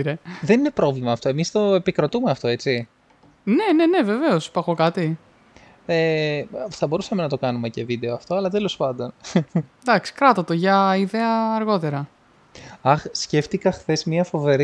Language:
Greek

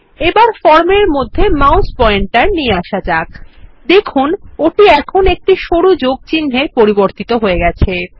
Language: Bangla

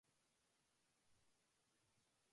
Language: Japanese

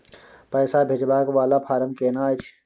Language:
Maithili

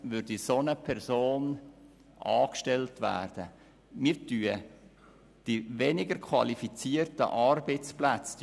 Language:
Swiss German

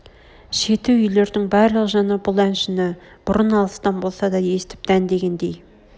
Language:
Kazakh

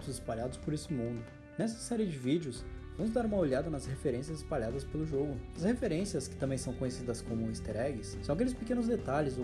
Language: Portuguese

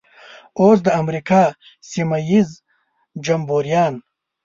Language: Pashto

